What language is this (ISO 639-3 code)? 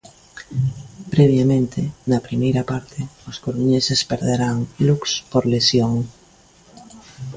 glg